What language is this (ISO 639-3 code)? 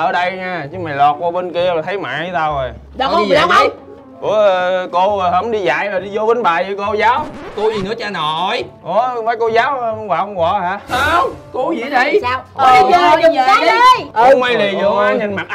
vie